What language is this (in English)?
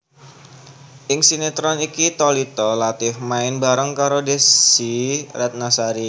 Javanese